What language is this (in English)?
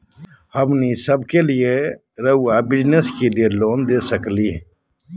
Magahi